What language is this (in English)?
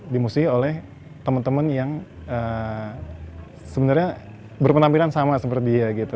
Indonesian